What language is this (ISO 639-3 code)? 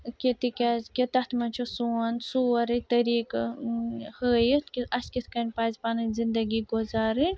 kas